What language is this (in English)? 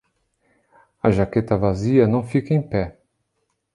Portuguese